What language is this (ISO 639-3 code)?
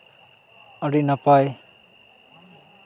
sat